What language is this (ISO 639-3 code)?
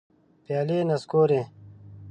pus